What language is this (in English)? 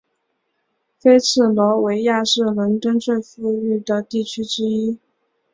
Chinese